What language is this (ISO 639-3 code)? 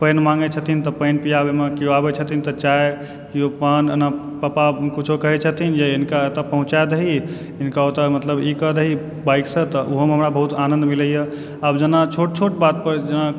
mai